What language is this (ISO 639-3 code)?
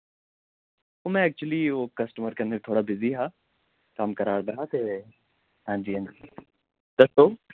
doi